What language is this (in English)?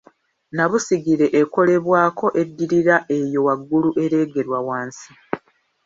Ganda